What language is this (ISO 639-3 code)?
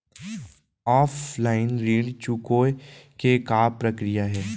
hne